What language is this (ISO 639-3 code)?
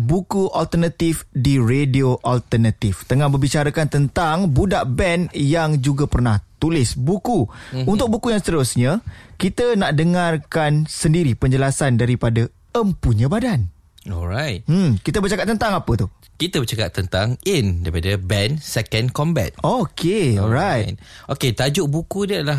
msa